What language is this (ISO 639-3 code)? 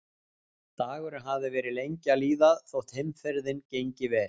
isl